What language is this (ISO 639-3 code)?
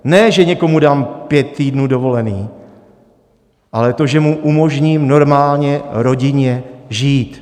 ces